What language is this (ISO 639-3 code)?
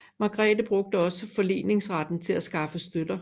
dan